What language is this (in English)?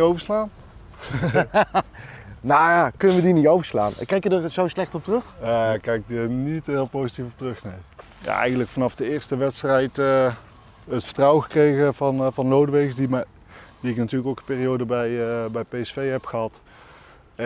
Dutch